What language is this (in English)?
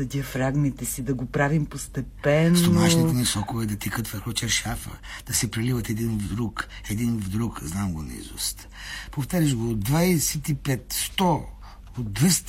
Bulgarian